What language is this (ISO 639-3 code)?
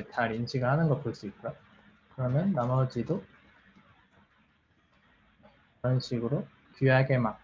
kor